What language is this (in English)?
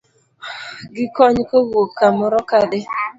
Luo (Kenya and Tanzania)